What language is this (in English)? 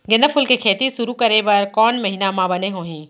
Chhattisgarhi